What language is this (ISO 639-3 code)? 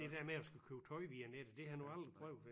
dan